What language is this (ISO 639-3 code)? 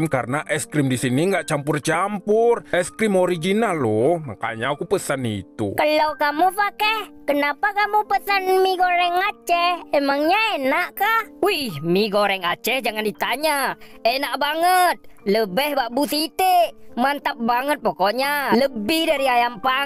ind